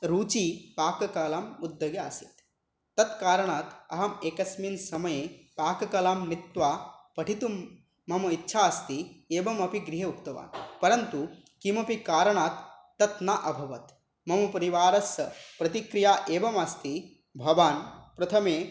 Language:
Sanskrit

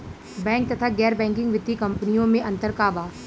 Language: Bhojpuri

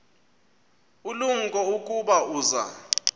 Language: Xhosa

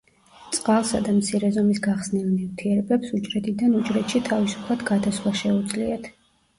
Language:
Georgian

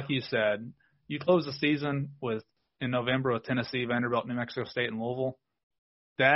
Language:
English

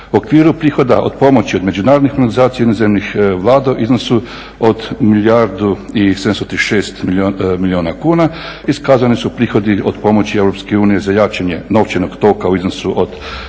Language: Croatian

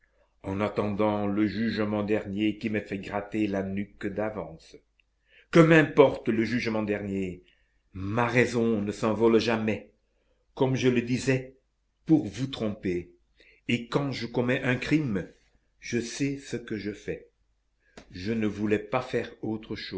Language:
French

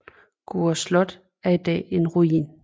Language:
Danish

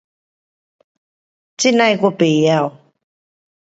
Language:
Pu-Xian Chinese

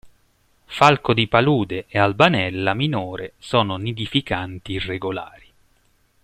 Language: Italian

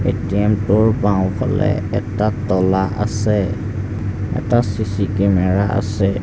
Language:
Assamese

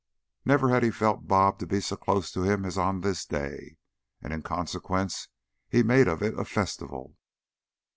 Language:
English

